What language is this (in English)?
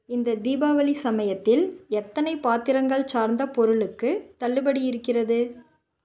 Tamil